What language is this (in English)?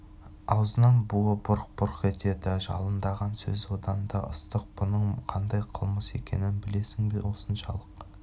Kazakh